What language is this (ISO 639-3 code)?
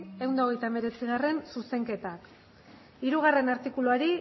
eus